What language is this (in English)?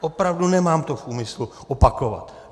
Czech